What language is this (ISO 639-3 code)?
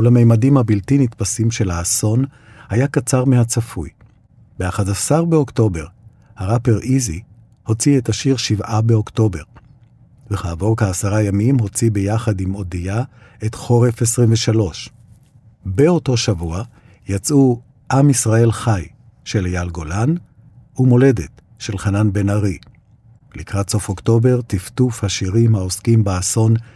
heb